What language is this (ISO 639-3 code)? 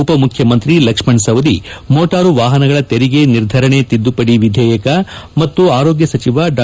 kan